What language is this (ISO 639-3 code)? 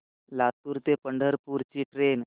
mar